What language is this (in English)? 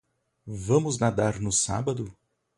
Portuguese